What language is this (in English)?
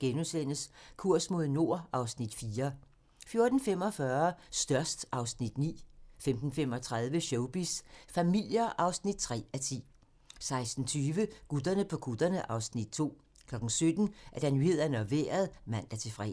Danish